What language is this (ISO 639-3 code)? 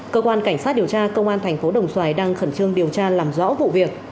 vie